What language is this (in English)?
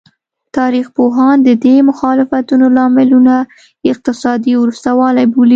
Pashto